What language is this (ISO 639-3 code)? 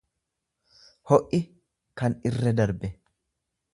orm